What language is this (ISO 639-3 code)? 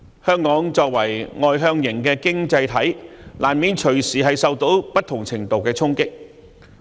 yue